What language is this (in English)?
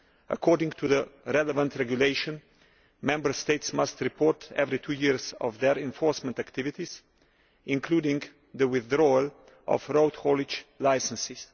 English